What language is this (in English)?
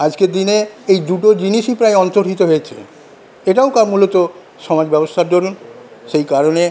Bangla